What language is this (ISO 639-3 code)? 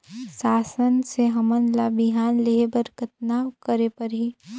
hne